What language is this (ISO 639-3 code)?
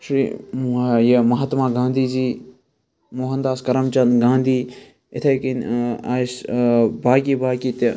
kas